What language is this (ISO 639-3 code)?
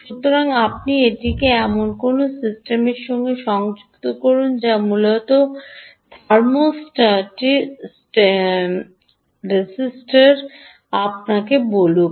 ben